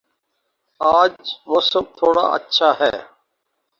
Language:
Urdu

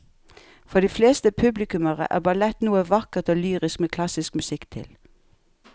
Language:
Norwegian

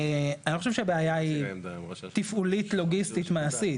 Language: Hebrew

